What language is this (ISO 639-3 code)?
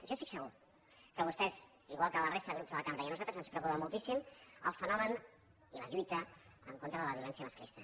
cat